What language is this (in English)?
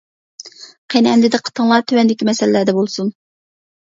Uyghur